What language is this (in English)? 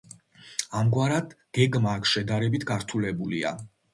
Georgian